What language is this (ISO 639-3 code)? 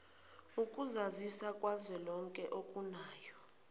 zul